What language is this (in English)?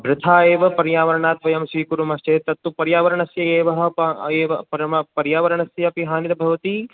Sanskrit